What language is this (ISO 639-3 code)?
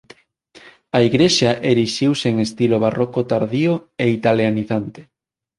glg